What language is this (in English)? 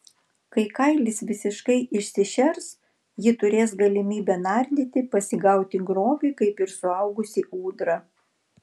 Lithuanian